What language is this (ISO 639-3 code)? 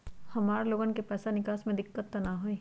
mag